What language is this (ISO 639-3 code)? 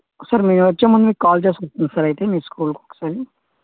tel